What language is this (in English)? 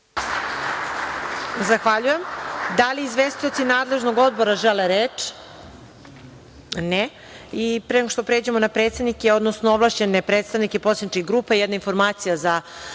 Serbian